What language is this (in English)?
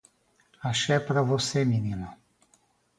Portuguese